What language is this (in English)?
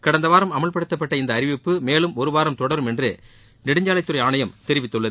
Tamil